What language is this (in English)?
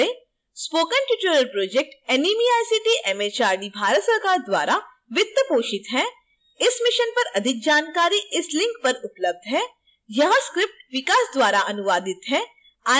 Hindi